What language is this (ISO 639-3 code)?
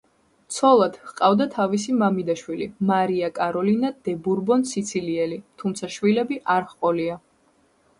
kat